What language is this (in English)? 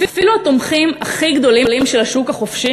Hebrew